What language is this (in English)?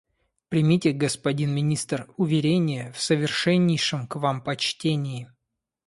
Russian